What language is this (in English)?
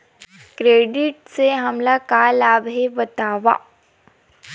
Chhattisgarhi